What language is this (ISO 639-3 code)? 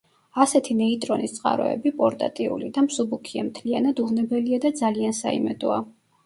kat